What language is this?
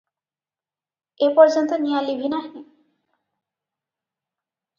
Odia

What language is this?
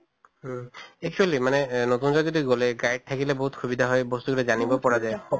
Assamese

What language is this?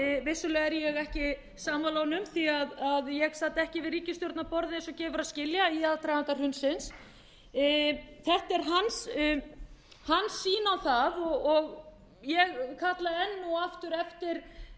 Icelandic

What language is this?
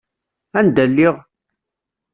Kabyle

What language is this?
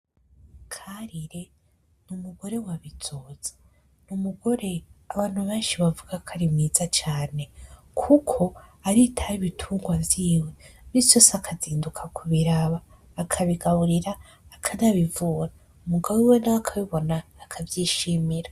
Rundi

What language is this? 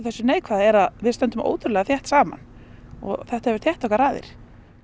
Icelandic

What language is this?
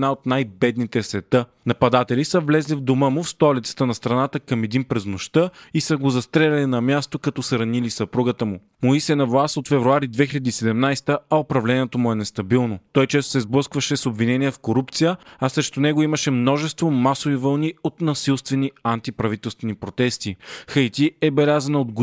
Bulgarian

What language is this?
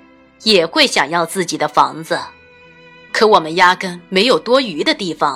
Chinese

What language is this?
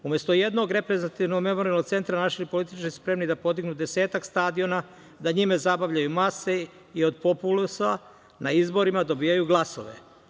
Serbian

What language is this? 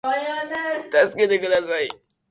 Japanese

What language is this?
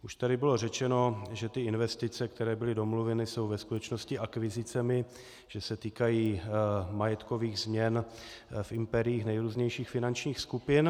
Czech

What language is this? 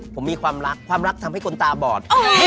Thai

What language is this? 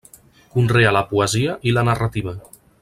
Catalan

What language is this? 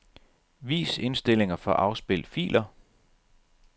Danish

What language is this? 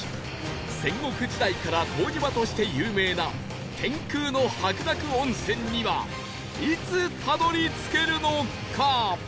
Japanese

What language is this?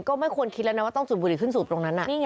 Thai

